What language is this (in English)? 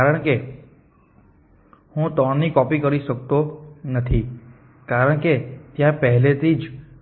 Gujarati